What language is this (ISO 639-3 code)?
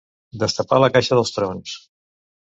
cat